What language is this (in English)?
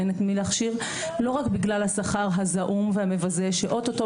Hebrew